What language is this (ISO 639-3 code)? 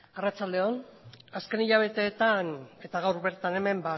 eus